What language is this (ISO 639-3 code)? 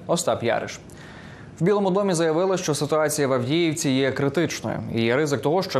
ukr